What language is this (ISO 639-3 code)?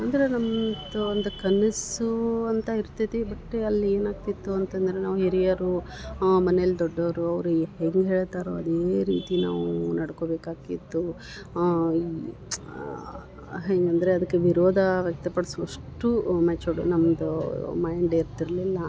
kan